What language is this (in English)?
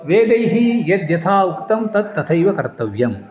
Sanskrit